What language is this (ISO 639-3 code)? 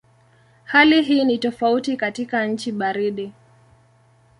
swa